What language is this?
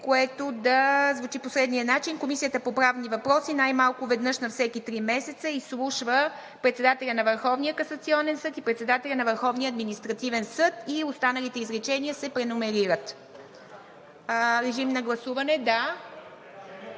Bulgarian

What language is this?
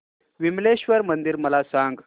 Marathi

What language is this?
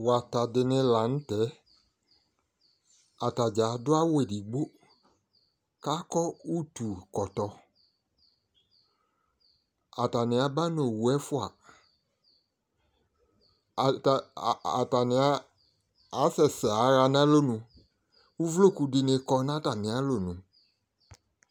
Ikposo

